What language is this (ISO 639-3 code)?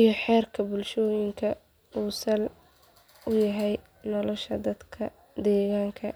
som